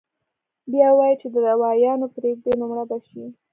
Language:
Pashto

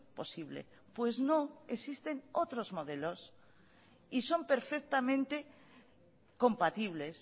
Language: Spanish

